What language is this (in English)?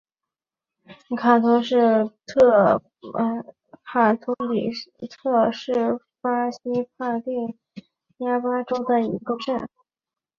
Chinese